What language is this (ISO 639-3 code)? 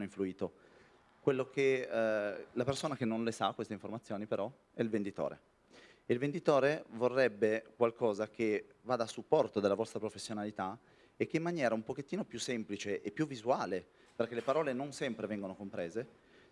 ita